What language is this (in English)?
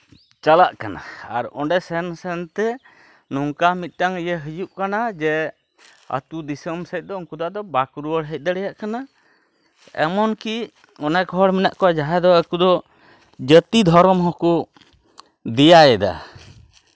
Santali